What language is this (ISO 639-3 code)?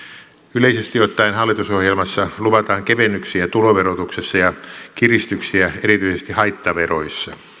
fin